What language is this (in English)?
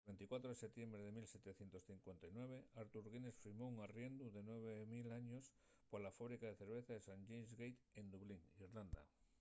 Asturian